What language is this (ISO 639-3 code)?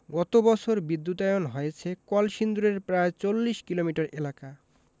ben